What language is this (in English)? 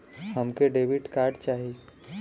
Bhojpuri